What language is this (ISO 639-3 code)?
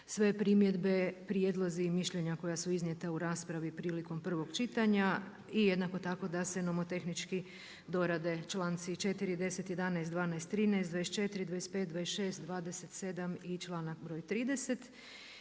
hrv